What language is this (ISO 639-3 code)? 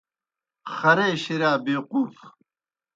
plk